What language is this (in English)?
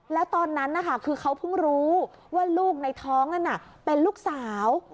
Thai